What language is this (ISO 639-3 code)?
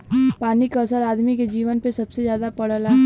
bho